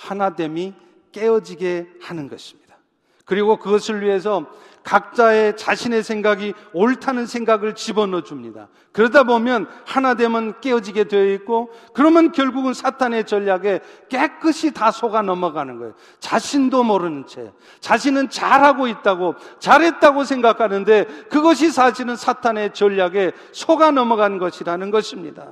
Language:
Korean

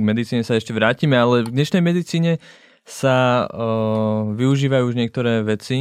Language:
Czech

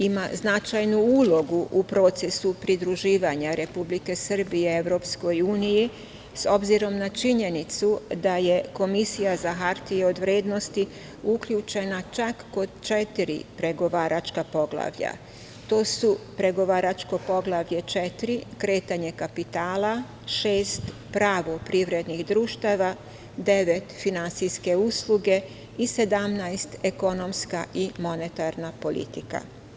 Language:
Serbian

